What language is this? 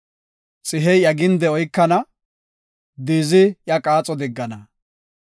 Gofa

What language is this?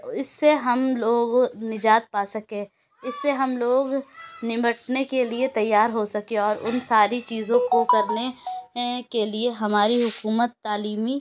Urdu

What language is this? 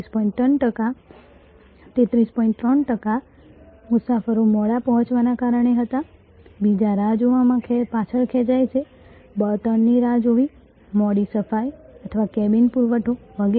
Gujarati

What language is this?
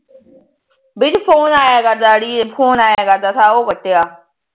Punjabi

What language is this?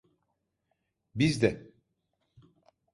Turkish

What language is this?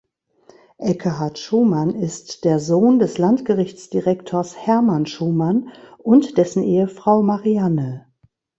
German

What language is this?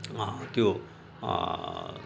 Nepali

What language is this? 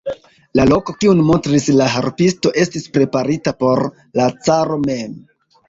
Esperanto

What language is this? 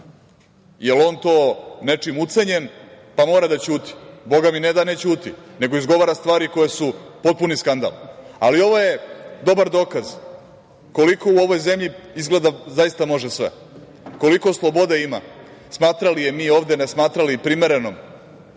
Serbian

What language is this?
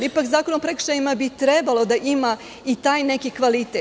Serbian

